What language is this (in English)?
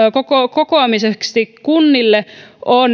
Finnish